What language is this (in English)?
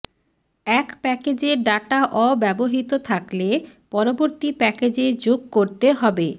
Bangla